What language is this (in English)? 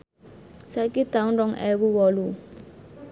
Javanese